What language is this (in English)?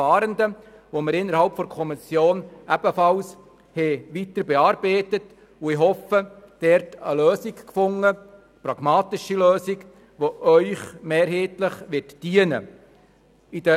Swiss German